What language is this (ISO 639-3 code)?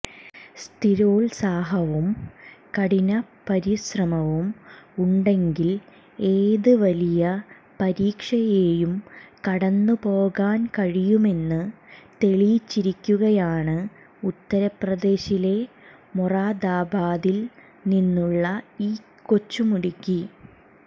mal